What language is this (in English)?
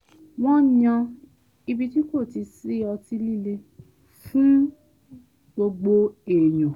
Yoruba